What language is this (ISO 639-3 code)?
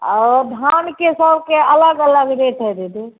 mai